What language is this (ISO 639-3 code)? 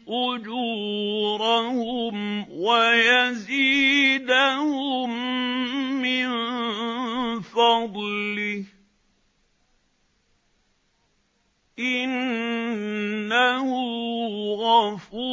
ara